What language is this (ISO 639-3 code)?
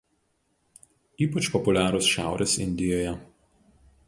lit